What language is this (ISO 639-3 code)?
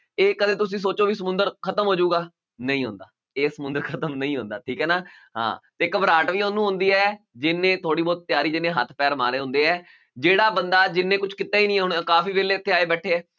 pan